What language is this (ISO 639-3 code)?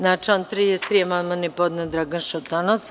srp